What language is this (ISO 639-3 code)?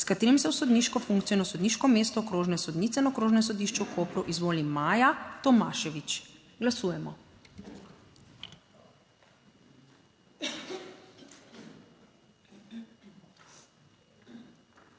slv